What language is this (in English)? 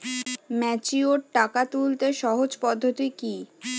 Bangla